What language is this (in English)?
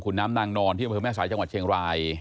Thai